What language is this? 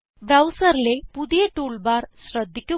Malayalam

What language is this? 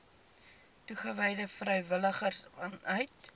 Afrikaans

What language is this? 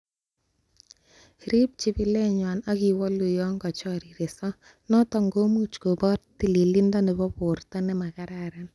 Kalenjin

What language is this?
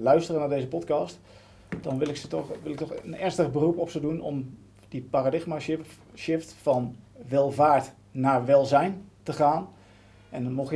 Dutch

